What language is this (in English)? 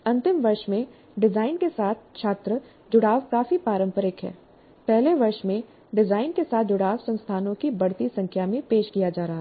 Hindi